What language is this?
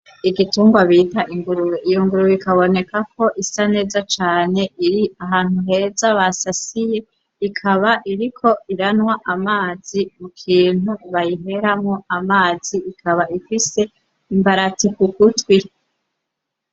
Rundi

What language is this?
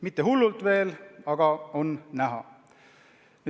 Estonian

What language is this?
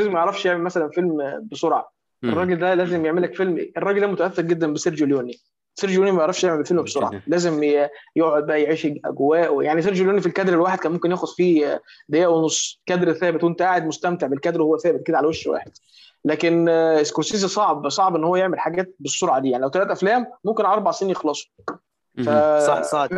Arabic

